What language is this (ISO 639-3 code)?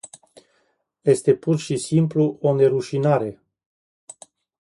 ron